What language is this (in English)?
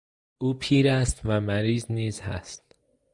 Persian